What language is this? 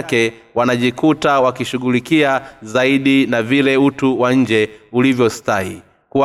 Swahili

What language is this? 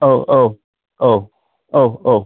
Bodo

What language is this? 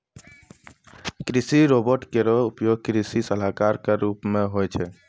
Maithili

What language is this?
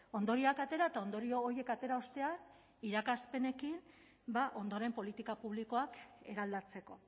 Basque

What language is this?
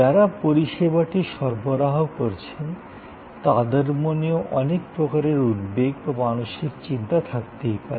Bangla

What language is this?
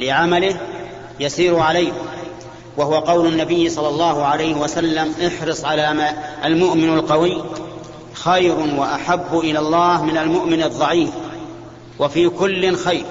Arabic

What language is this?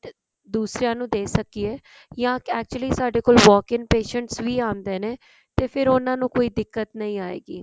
Punjabi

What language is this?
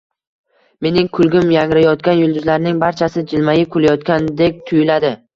Uzbek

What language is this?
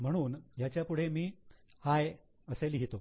Marathi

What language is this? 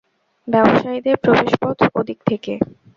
Bangla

